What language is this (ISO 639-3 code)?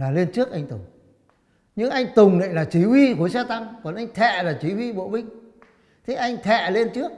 vie